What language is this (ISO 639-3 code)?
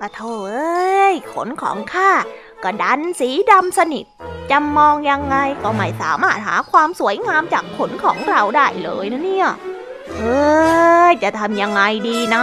tha